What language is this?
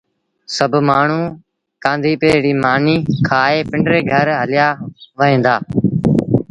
Sindhi Bhil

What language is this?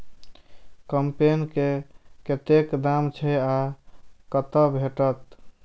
Maithili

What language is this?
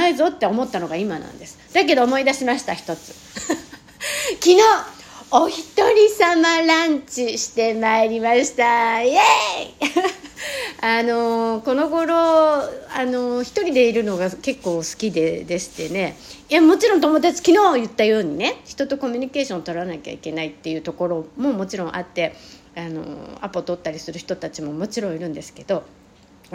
Japanese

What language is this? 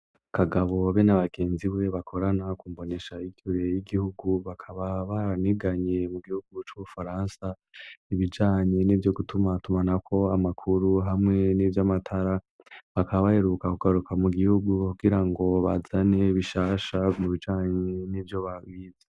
Rundi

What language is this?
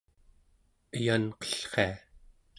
Central Yupik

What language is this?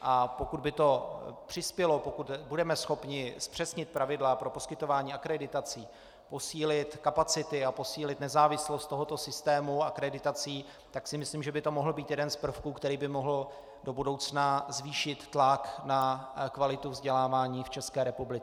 Czech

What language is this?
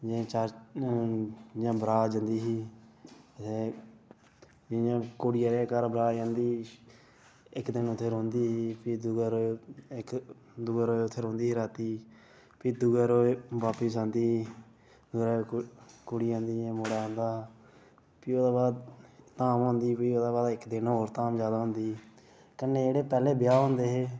Dogri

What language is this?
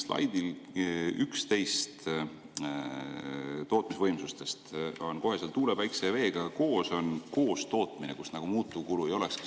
Estonian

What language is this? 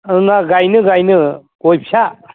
Bodo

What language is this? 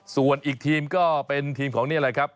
Thai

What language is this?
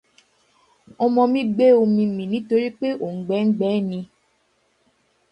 Yoruba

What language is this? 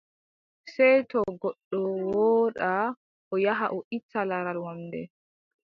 Adamawa Fulfulde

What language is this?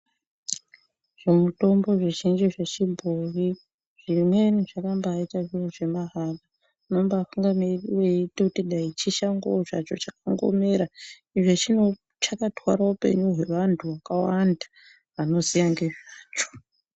Ndau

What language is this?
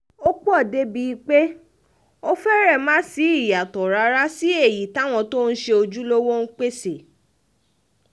Yoruba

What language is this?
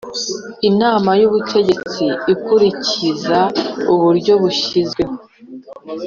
Kinyarwanda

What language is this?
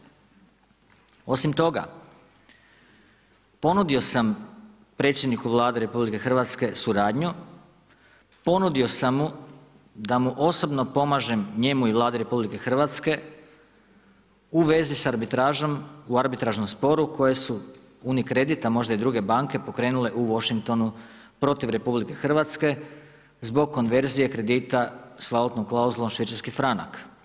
Croatian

